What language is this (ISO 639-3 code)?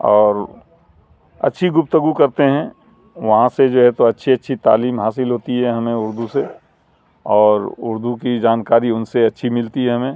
urd